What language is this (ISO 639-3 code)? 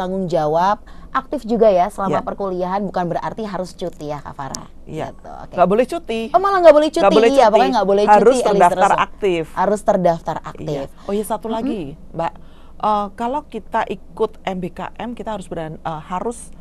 ind